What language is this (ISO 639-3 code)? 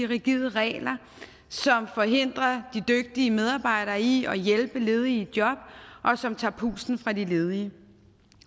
dan